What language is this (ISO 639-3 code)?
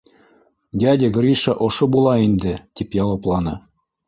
bak